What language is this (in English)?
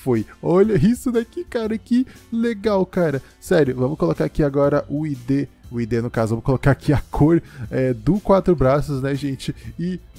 Portuguese